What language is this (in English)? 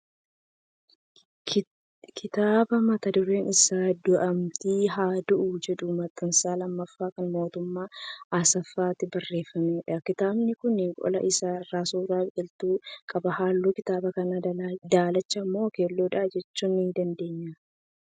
Oromo